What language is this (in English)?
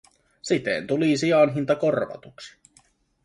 Finnish